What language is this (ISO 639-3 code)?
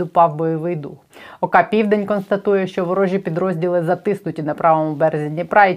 ukr